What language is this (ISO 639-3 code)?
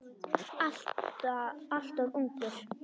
isl